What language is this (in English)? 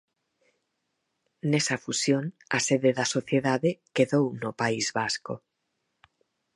Galician